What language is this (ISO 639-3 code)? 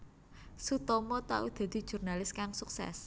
jav